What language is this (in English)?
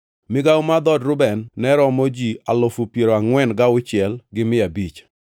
Luo (Kenya and Tanzania)